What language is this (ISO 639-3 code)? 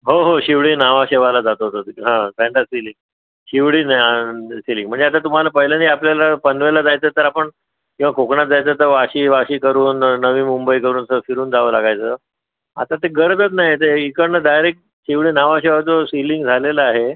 mar